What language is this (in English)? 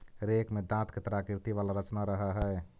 Magahi